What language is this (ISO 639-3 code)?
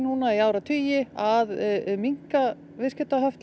isl